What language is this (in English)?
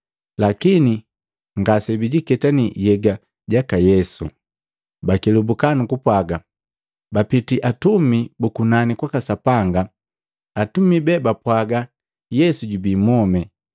Matengo